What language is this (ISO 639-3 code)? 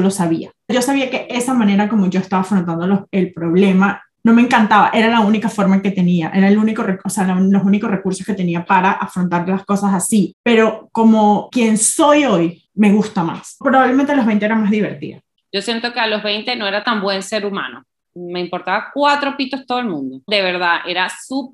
spa